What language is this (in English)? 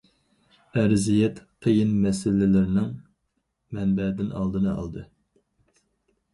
Uyghur